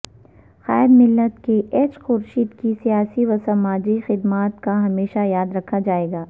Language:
Urdu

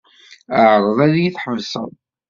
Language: Kabyle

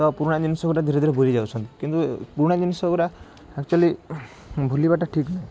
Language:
Odia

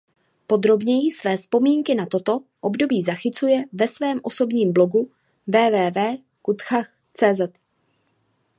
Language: Czech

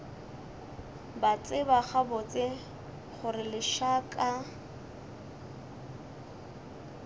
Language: Northern Sotho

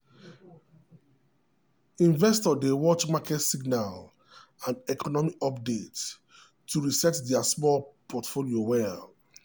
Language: Nigerian Pidgin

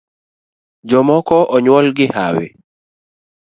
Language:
Luo (Kenya and Tanzania)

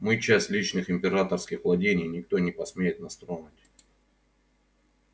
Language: Russian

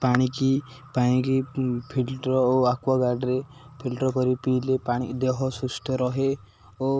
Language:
Odia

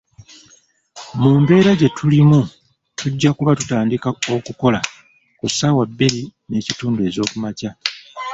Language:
Ganda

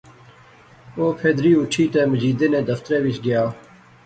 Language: Pahari-Potwari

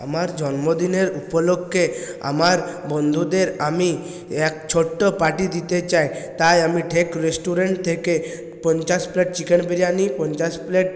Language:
Bangla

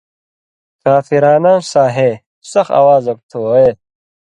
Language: Indus Kohistani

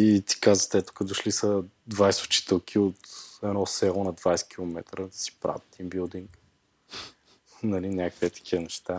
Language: Bulgarian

